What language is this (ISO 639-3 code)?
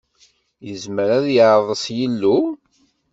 kab